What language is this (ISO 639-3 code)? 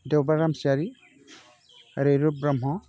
brx